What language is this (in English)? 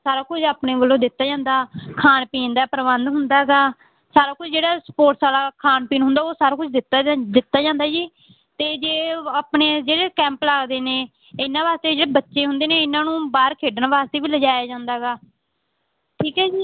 Punjabi